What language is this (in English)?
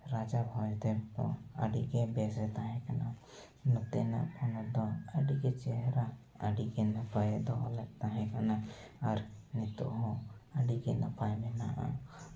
Santali